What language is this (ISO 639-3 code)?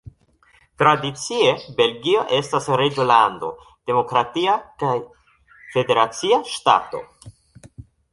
epo